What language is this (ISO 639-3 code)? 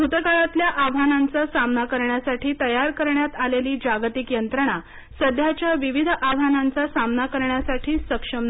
mar